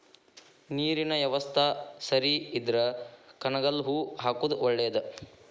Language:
Kannada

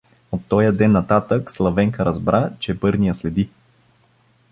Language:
Bulgarian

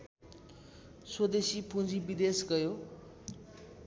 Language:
Nepali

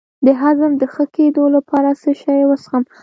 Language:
Pashto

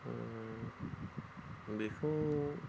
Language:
Bodo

